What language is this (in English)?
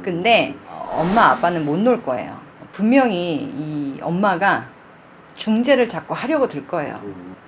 Korean